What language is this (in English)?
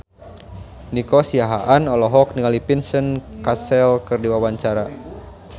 Sundanese